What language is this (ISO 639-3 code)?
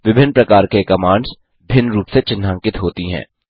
hin